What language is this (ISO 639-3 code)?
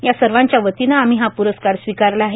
mar